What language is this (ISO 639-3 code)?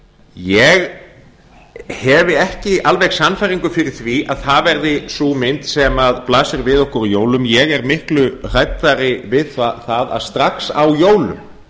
isl